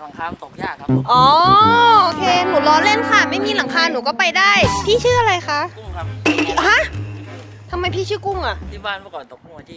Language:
Thai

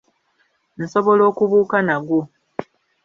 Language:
Ganda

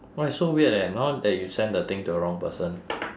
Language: English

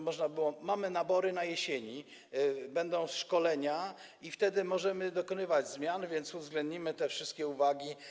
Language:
Polish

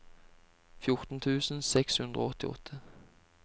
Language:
Norwegian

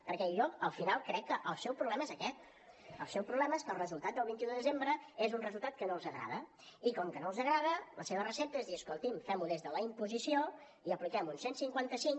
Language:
Catalan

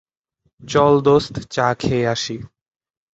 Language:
Bangla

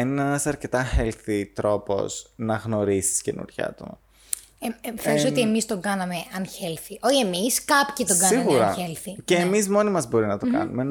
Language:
Greek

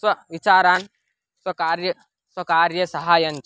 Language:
Sanskrit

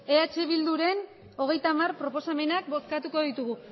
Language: Basque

